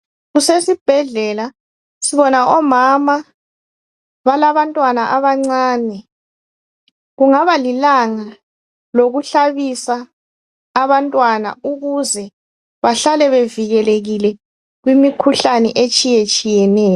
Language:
North Ndebele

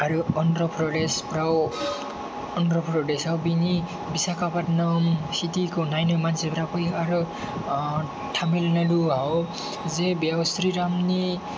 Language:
Bodo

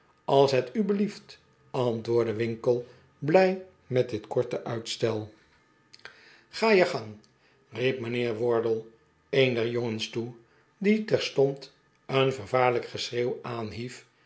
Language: Dutch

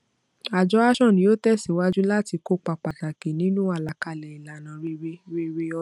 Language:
Yoruba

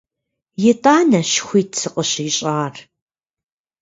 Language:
Kabardian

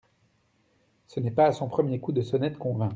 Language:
French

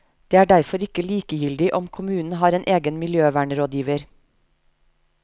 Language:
Norwegian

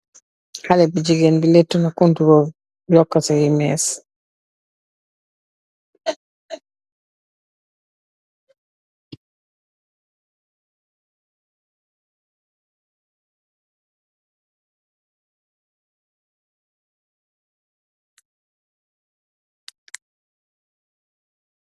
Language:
Wolof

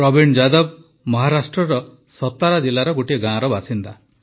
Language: Odia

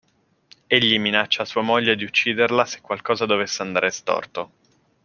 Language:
Italian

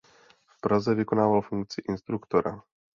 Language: Czech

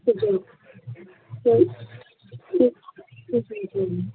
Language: Urdu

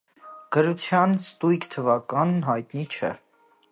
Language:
Armenian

